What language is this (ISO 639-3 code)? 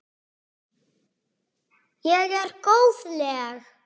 isl